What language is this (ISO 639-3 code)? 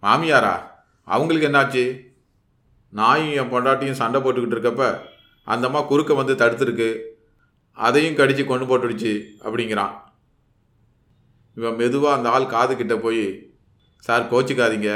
tam